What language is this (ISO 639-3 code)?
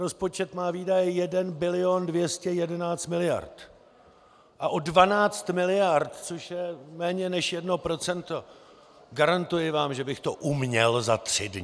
ces